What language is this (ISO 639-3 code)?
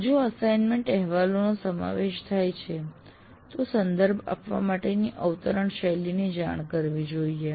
guj